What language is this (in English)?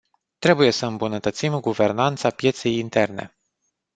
Romanian